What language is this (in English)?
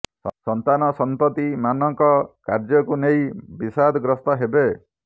Odia